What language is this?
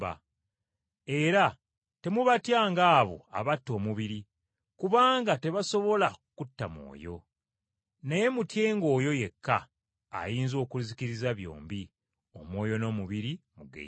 Ganda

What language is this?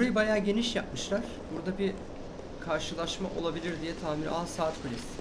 Turkish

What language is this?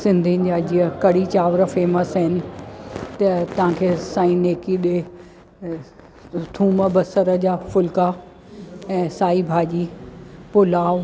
Sindhi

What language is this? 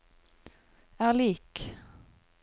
Norwegian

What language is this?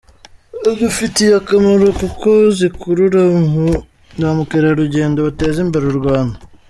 Kinyarwanda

